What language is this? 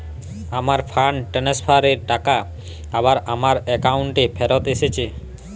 Bangla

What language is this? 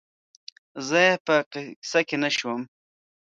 Pashto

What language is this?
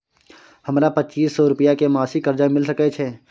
Maithili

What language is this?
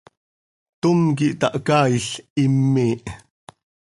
Seri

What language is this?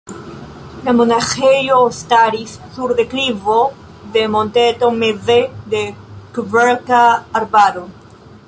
Esperanto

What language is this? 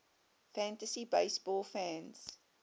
English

